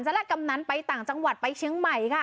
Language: Thai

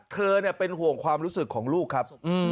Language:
Thai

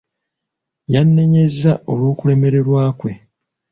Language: Ganda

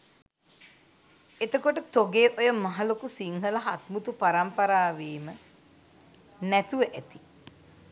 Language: Sinhala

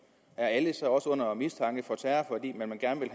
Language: Danish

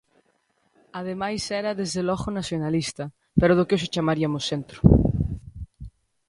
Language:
Galician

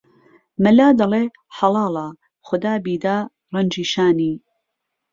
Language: Central Kurdish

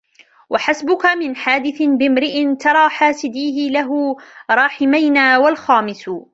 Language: Arabic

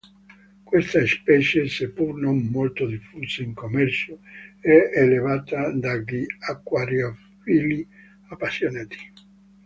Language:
Italian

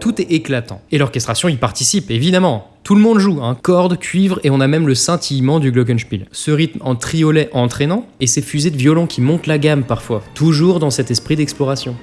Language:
French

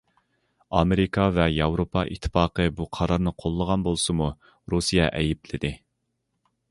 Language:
Uyghur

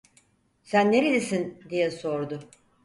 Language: Turkish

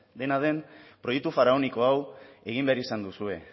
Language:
Basque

